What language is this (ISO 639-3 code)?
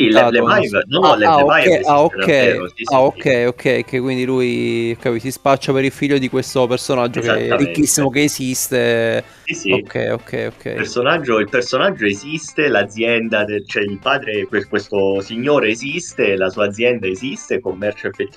ita